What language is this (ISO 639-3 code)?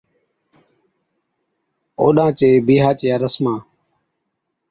odk